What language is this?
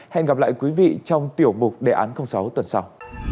Vietnamese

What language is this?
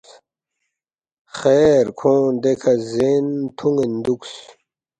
Balti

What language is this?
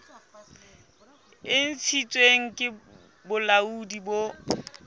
Southern Sotho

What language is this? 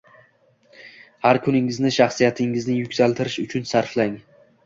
Uzbek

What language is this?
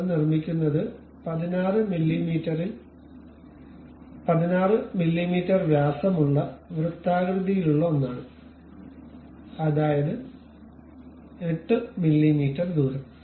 Malayalam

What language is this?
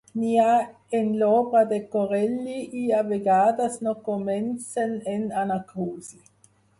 Catalan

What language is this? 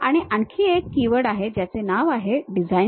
Marathi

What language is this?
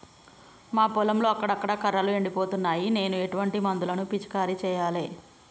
Telugu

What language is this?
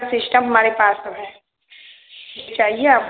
Hindi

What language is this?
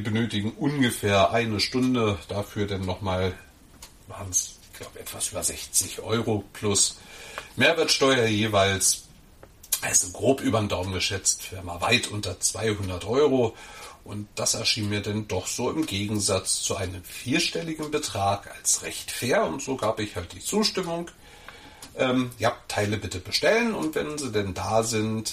German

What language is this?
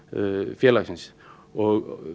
Icelandic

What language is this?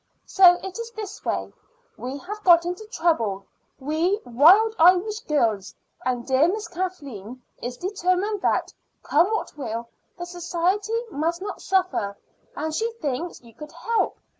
English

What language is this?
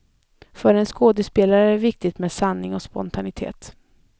Swedish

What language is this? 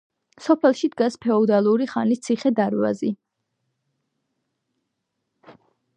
Georgian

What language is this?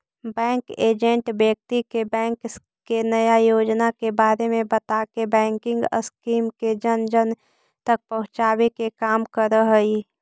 Magahi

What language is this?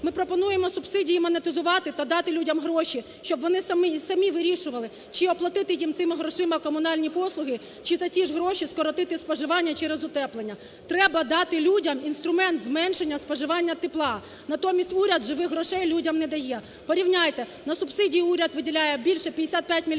Ukrainian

